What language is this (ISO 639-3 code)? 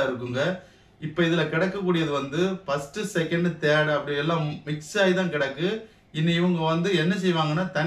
ara